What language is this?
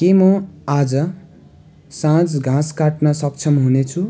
Nepali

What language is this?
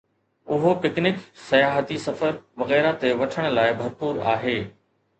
Sindhi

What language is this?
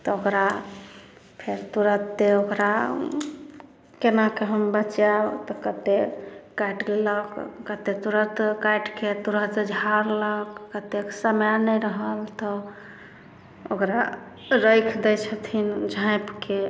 Maithili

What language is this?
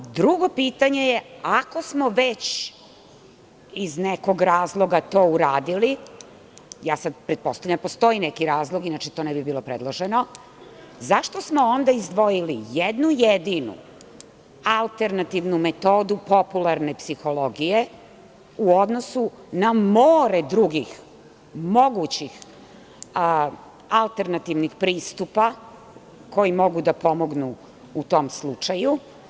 Serbian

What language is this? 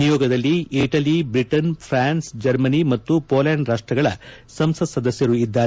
Kannada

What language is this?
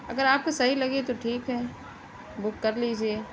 Urdu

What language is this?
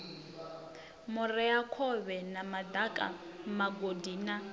Venda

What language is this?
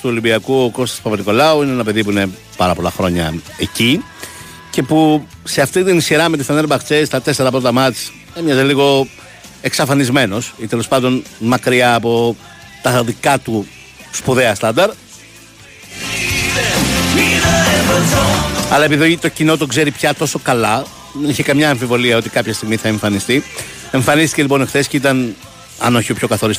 Greek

